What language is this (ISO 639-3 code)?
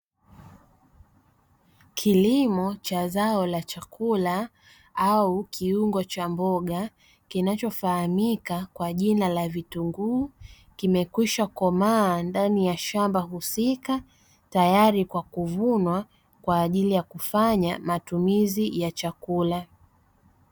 swa